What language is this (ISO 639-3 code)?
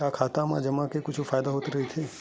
hne